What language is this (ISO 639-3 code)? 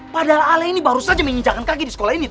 ind